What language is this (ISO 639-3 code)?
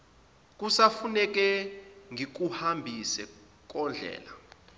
zul